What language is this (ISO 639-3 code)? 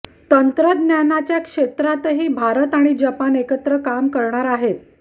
mar